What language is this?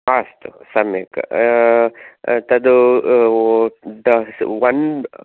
Sanskrit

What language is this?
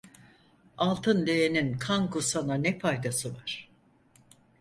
Turkish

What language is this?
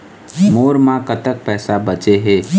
Chhattisgarhi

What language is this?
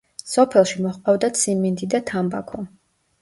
Georgian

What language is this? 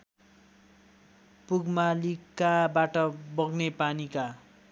Nepali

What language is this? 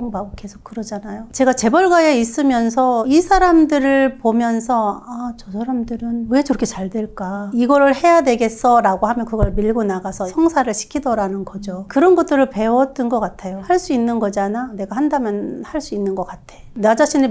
Korean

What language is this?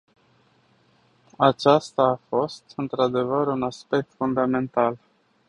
Romanian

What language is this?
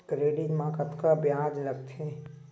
Chhattisgarhi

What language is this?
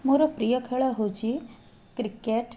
Odia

